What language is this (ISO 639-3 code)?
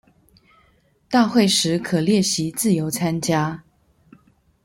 zho